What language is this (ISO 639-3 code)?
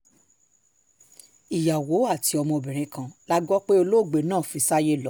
yor